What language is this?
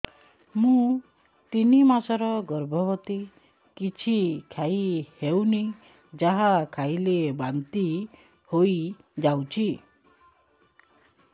Odia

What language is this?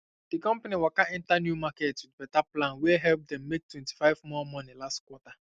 Nigerian Pidgin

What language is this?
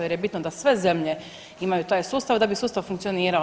Croatian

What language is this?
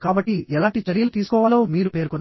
Telugu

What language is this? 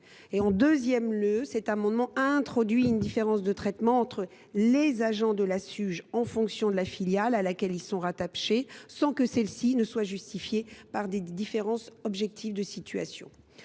French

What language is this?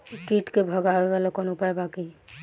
Bhojpuri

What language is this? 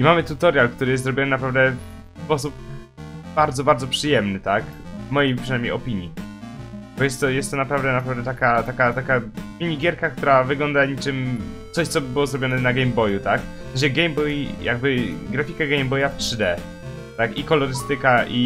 Polish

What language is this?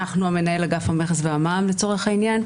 Hebrew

